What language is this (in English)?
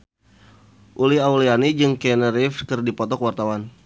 Sundanese